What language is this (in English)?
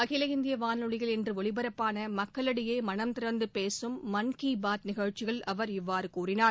Tamil